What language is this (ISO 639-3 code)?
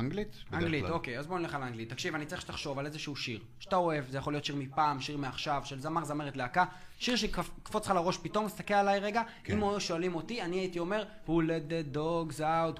heb